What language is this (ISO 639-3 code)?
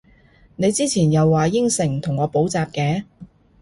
yue